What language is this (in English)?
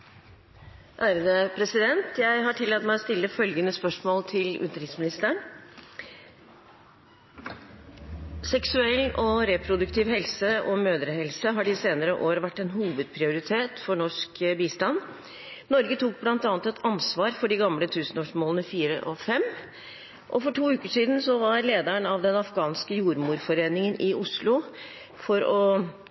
Norwegian Bokmål